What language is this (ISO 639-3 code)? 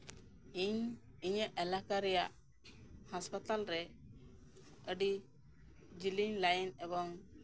sat